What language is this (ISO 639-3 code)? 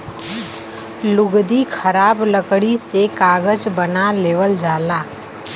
bho